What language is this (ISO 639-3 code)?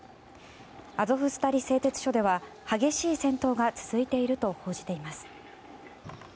jpn